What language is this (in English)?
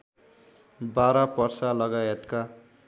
Nepali